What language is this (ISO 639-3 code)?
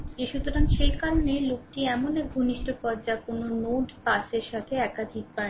ben